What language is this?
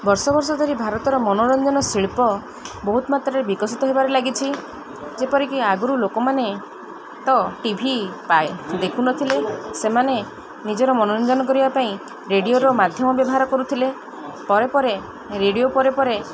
Odia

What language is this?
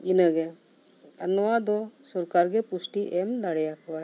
Santali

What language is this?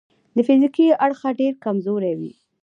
Pashto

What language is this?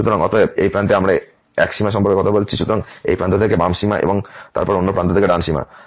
Bangla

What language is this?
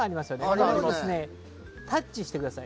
Japanese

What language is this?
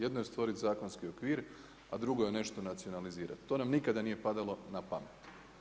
Croatian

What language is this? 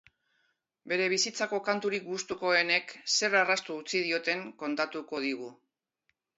Basque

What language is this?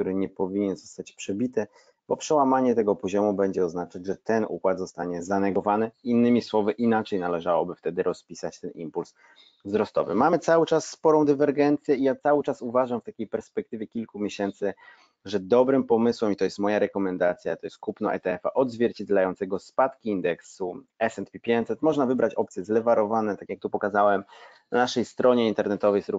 Polish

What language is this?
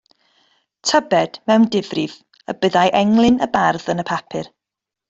Welsh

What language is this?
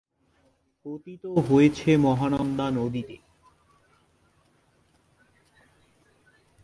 Bangla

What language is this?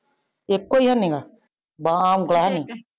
Punjabi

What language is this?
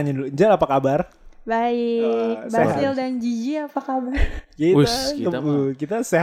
Indonesian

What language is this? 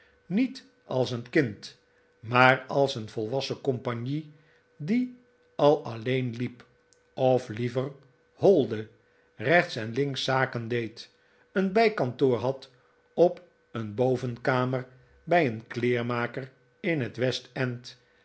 Dutch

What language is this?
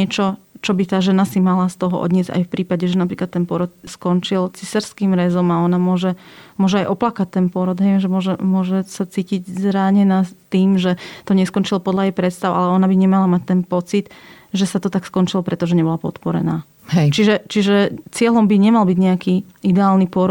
Slovak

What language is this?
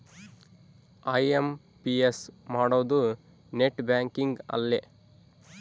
Kannada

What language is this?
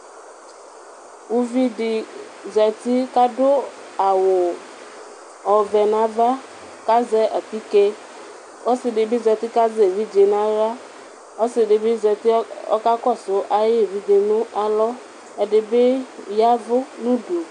Ikposo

